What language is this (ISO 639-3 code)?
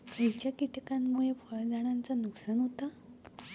mar